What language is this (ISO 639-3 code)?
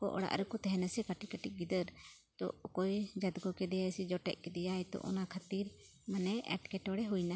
sat